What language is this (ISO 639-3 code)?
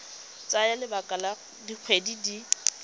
tsn